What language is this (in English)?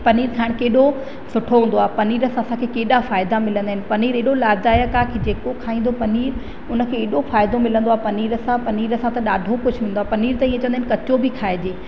Sindhi